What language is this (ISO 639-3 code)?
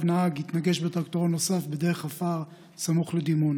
heb